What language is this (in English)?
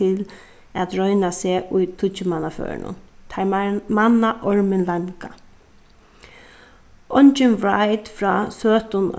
Faroese